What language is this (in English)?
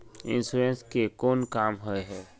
Magahi